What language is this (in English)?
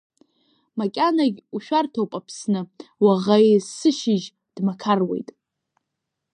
Abkhazian